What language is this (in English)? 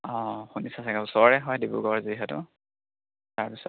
Assamese